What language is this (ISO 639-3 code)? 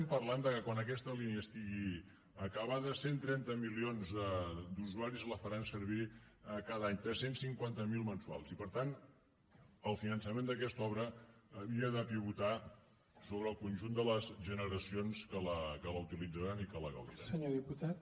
cat